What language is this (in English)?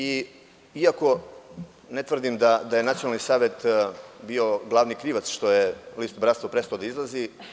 Serbian